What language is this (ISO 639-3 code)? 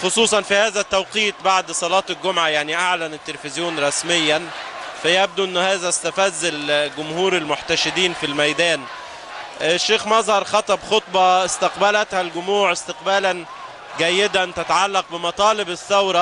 ara